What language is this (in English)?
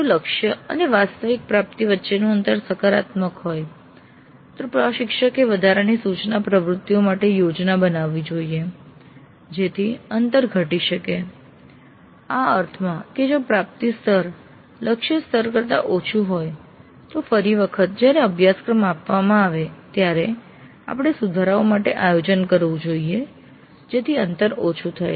Gujarati